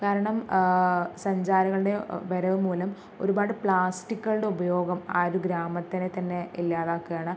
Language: Malayalam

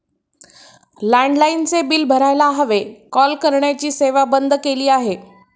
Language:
Marathi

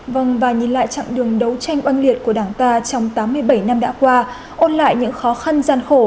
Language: Vietnamese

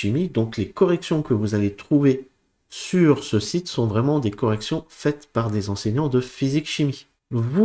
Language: French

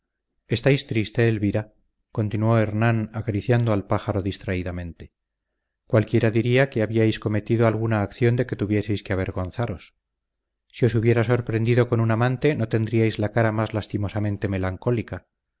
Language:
Spanish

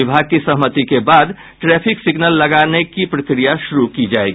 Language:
Hindi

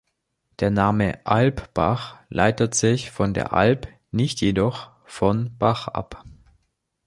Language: German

